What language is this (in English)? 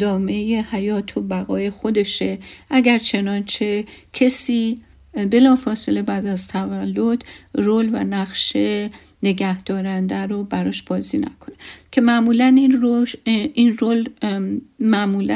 Persian